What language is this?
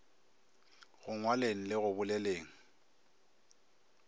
Northern Sotho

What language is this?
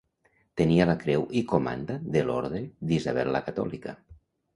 Catalan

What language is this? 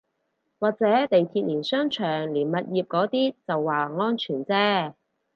Cantonese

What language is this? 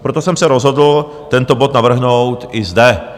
Czech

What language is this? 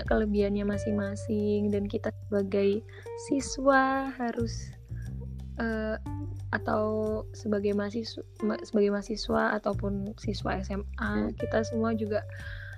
Indonesian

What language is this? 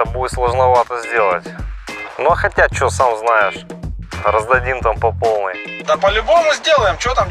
Russian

